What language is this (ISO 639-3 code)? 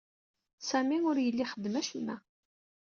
kab